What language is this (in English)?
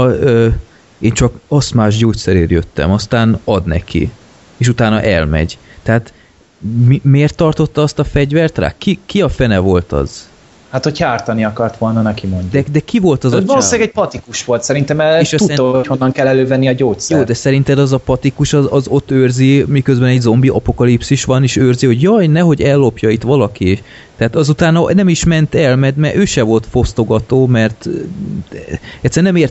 Hungarian